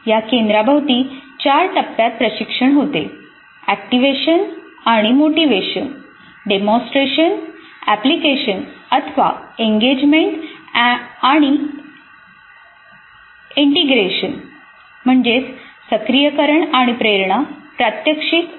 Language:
Marathi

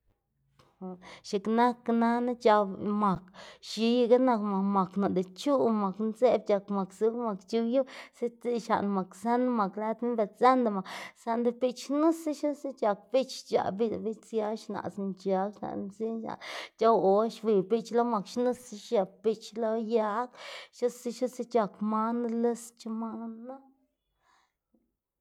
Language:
Xanaguía Zapotec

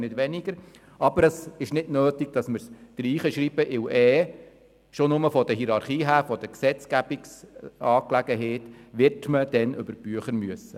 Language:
Swiss German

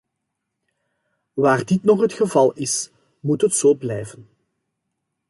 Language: Dutch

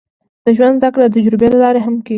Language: Pashto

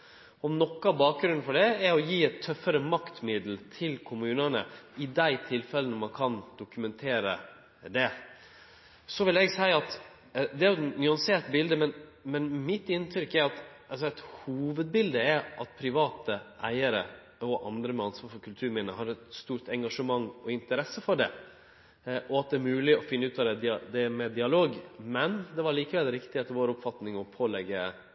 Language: Norwegian Nynorsk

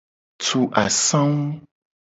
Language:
Gen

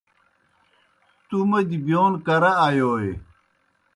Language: Kohistani Shina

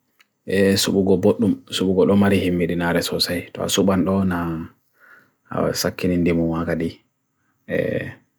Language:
Bagirmi Fulfulde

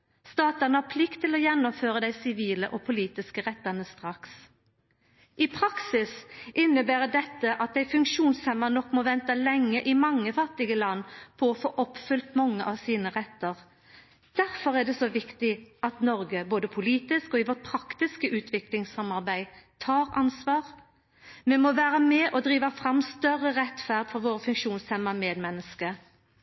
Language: Norwegian Nynorsk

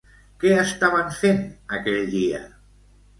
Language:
Catalan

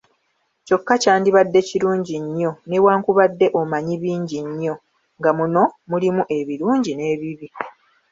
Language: Ganda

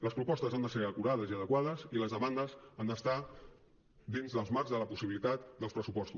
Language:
Catalan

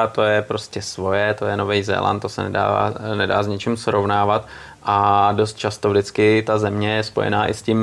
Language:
Czech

